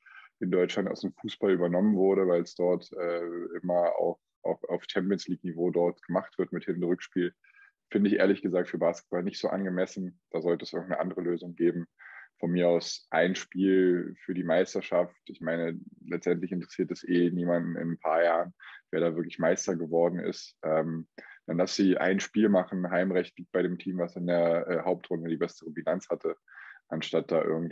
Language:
German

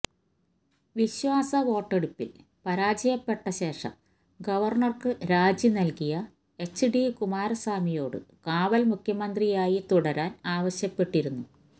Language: Malayalam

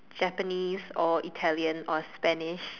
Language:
English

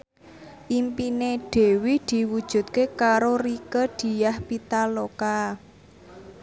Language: Javanese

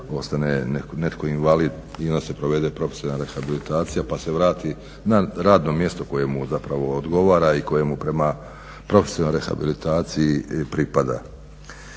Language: Croatian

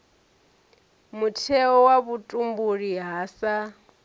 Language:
Venda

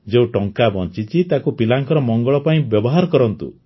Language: Odia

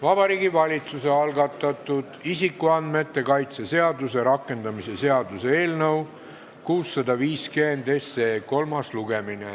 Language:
Estonian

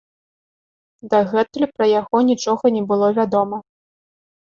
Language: Belarusian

